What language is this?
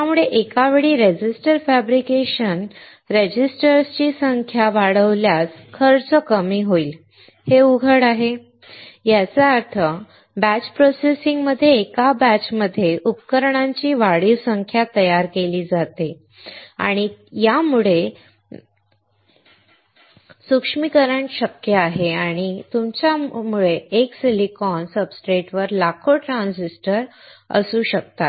Marathi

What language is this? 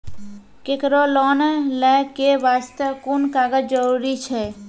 Maithili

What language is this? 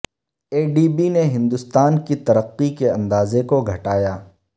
Urdu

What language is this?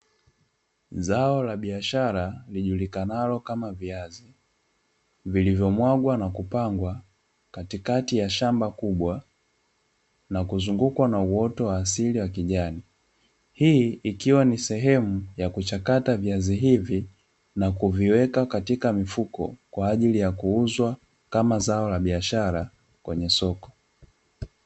Swahili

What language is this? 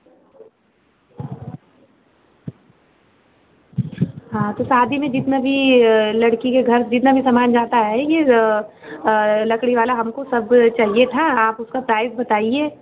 Hindi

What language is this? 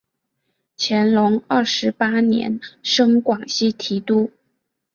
Chinese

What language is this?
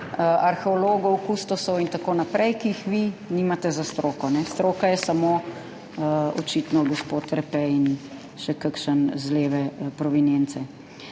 Slovenian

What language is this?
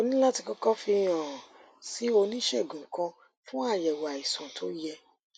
Yoruba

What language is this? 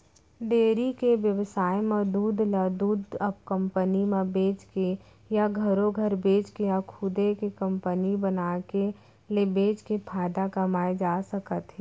Chhattisgarhi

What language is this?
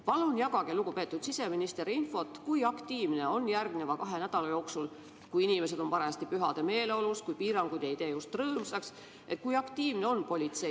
Estonian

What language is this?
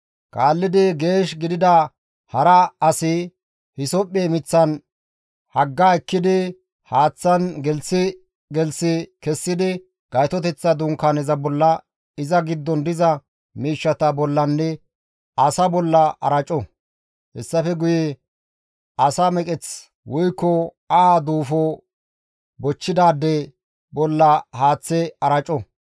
Gamo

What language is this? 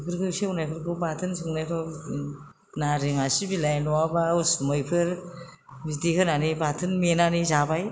Bodo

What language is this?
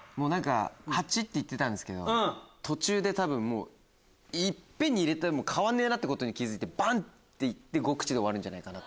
Japanese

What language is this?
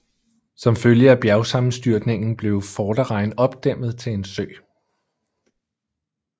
Danish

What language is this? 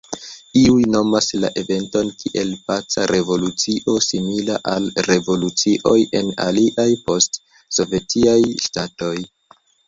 Esperanto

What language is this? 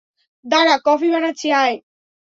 Bangla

